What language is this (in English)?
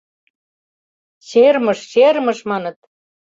Mari